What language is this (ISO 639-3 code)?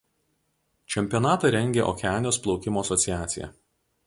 lit